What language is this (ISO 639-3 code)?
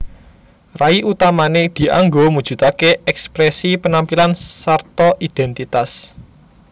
jav